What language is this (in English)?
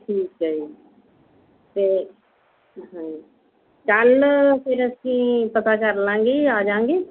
Punjabi